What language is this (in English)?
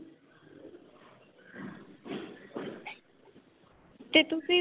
Punjabi